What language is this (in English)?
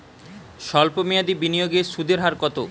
Bangla